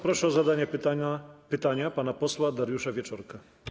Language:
Polish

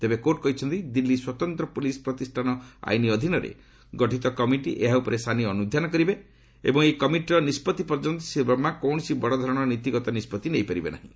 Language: Odia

